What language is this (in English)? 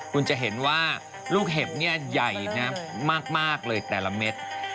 Thai